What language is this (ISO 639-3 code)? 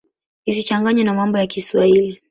swa